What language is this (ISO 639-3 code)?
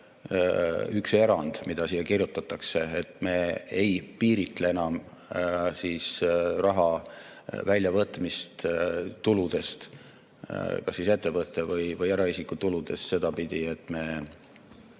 est